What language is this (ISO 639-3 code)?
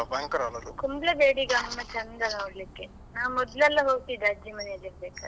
kan